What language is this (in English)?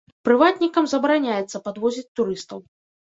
Belarusian